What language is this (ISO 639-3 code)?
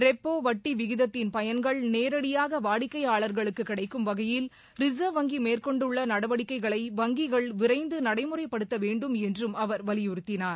tam